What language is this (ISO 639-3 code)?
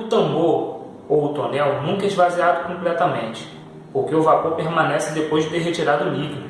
por